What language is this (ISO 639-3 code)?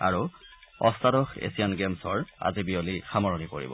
asm